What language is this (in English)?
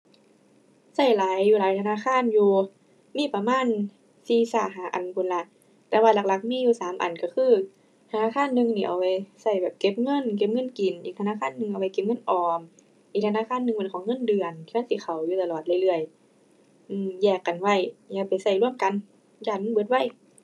Thai